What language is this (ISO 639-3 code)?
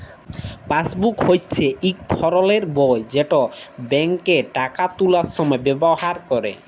ben